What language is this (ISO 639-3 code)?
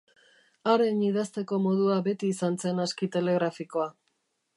eus